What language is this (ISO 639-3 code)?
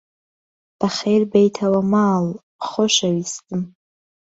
ckb